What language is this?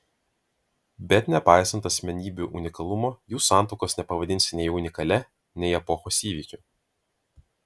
Lithuanian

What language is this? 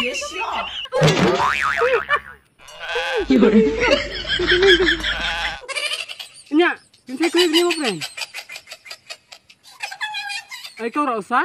Filipino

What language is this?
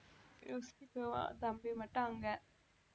Tamil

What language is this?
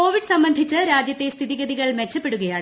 Malayalam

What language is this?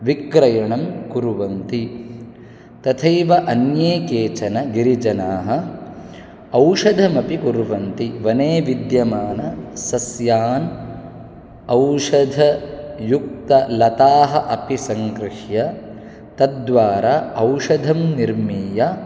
Sanskrit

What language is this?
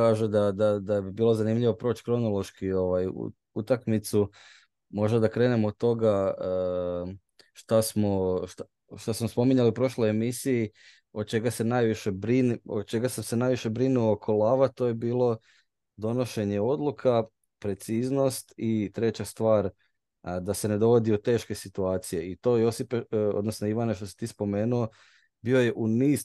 Croatian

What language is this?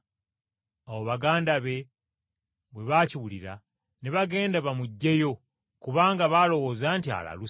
Ganda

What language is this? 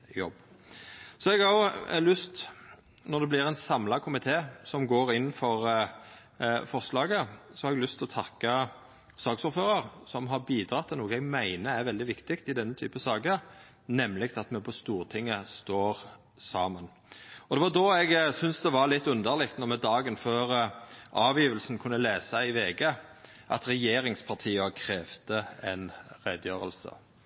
Norwegian Nynorsk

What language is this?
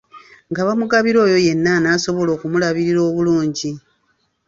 Ganda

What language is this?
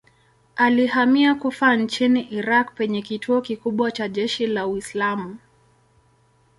Swahili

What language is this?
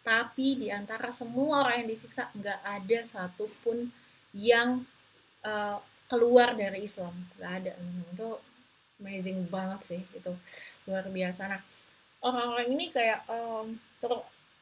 Indonesian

